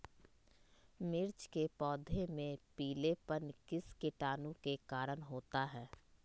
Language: Magahi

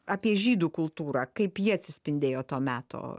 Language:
Lithuanian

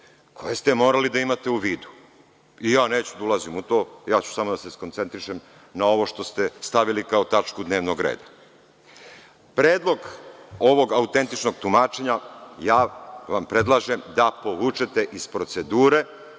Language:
Serbian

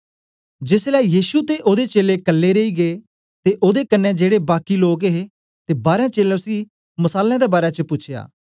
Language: Dogri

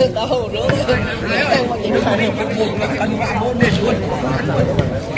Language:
Vietnamese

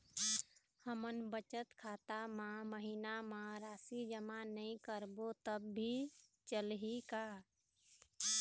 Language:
Chhattisgarhi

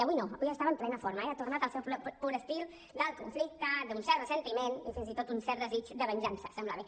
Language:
Catalan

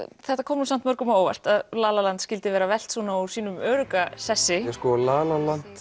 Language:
Icelandic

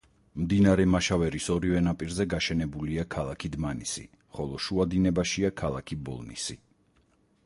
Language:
Georgian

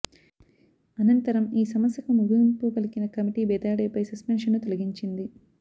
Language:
Telugu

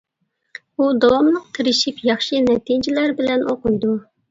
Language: Uyghur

